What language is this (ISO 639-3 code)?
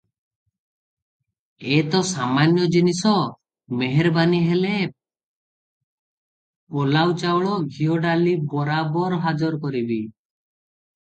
ori